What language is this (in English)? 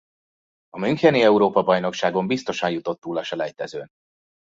Hungarian